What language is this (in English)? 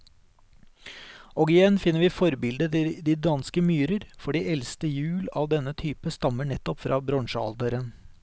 Norwegian